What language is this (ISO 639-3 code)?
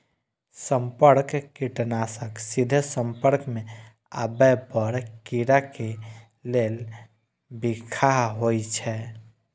mai